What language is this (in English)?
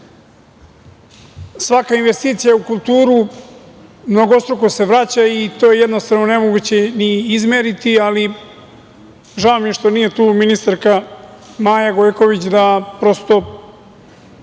Serbian